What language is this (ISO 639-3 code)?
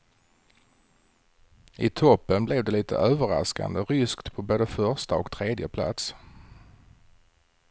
swe